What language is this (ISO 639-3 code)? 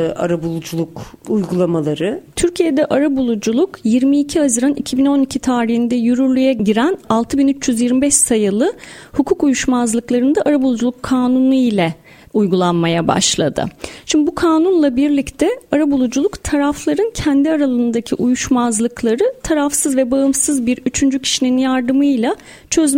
tur